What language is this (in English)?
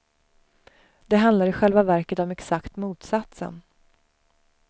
Swedish